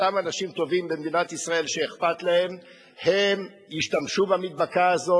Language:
Hebrew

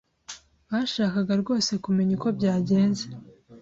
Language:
Kinyarwanda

